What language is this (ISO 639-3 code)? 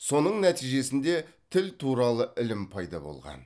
kaz